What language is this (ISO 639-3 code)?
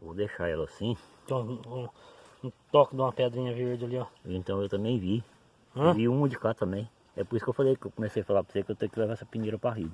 por